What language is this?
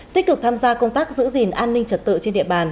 Vietnamese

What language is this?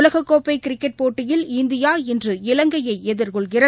Tamil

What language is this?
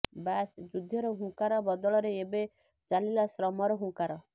Odia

